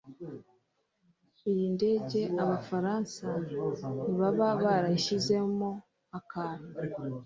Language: Kinyarwanda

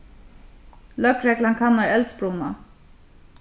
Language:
Faroese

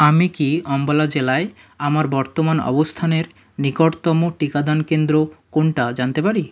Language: Bangla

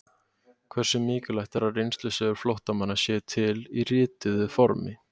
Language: Icelandic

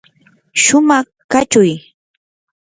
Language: Yanahuanca Pasco Quechua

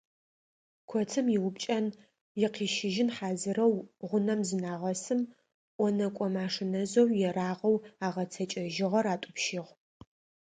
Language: Adyghe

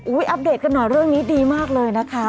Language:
Thai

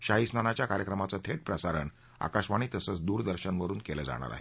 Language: Marathi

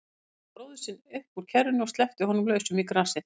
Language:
Icelandic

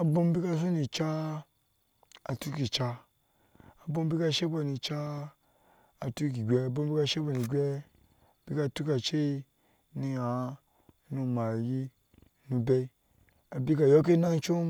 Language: Ashe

